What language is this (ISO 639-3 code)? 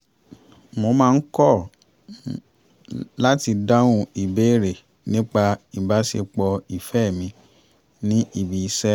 yor